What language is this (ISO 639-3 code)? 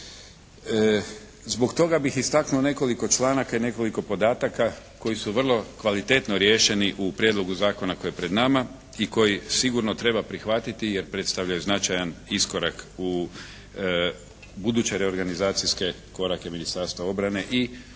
hrv